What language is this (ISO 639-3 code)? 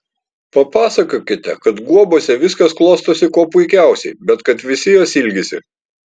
lit